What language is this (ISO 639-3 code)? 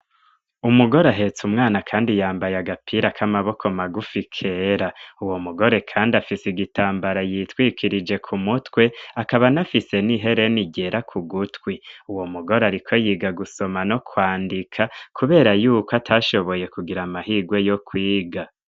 run